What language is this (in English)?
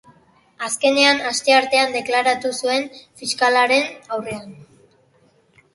Basque